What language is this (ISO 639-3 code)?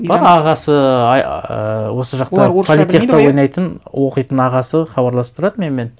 kaz